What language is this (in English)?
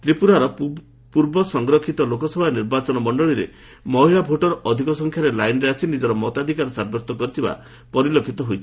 Odia